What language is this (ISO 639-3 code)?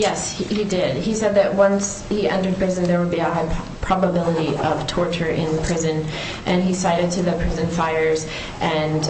eng